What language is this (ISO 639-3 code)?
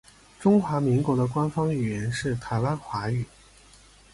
zho